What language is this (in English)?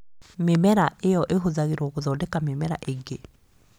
Kikuyu